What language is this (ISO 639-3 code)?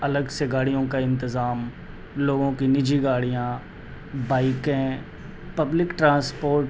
urd